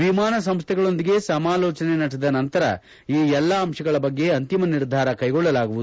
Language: Kannada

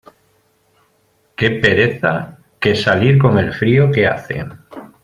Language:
Spanish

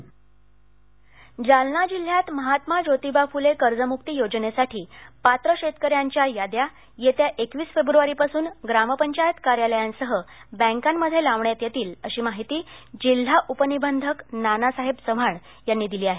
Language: Marathi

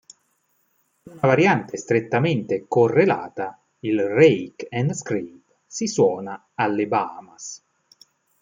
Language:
Italian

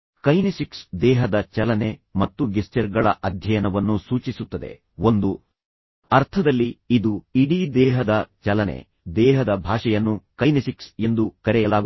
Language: Kannada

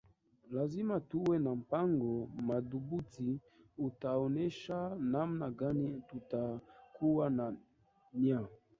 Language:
Swahili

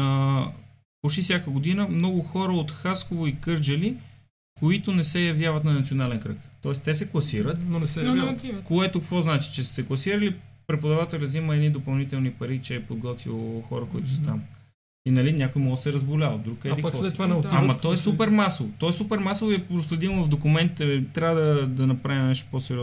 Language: Bulgarian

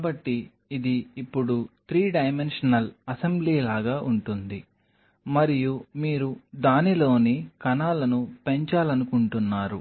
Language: Telugu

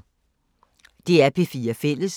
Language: Danish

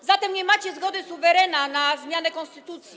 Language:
Polish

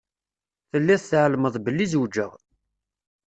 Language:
Kabyle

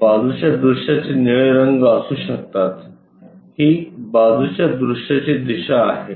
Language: Marathi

